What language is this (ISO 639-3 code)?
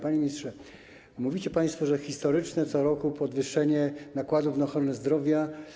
pol